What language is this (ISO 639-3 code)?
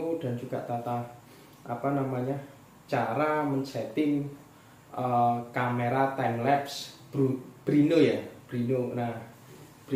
ind